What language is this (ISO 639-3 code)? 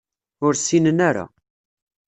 kab